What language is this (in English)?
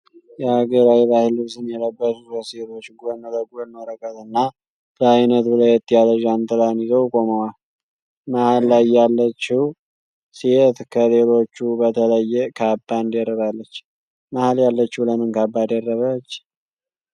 Amharic